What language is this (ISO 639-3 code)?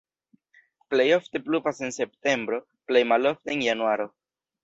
epo